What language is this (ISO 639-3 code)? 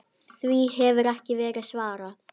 isl